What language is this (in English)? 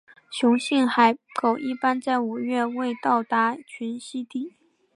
Chinese